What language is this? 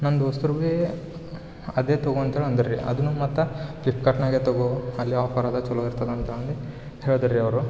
Kannada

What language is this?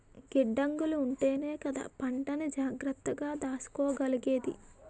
Telugu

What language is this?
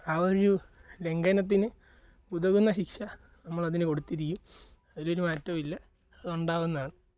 Malayalam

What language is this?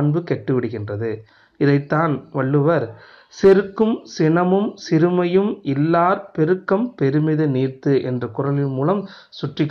Tamil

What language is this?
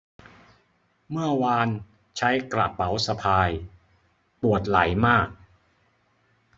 Thai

